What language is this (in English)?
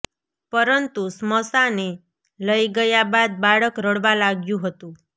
Gujarati